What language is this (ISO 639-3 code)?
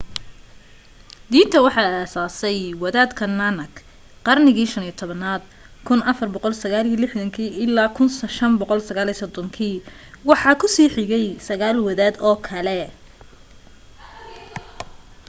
som